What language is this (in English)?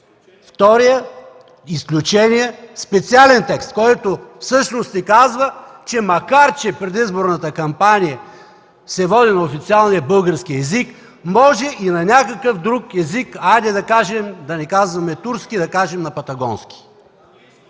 Bulgarian